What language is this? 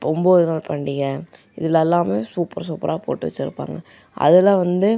Tamil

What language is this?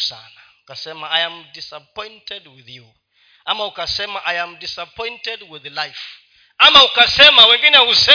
Swahili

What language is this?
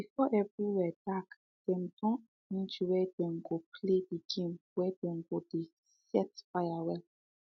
Nigerian Pidgin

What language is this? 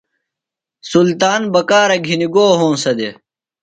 Phalura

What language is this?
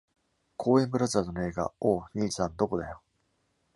Japanese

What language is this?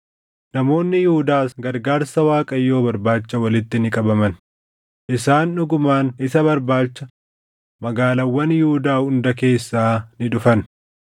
Oromo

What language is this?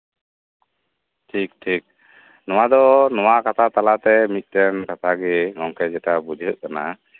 Santali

